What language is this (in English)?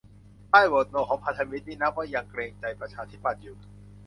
Thai